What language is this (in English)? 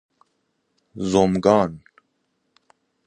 Persian